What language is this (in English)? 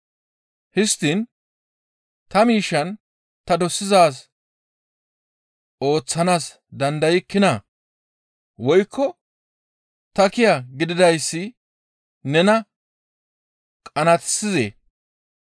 Gamo